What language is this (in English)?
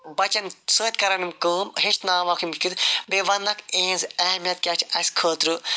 Kashmiri